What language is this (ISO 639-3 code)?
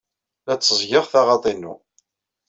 kab